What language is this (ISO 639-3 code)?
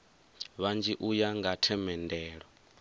ven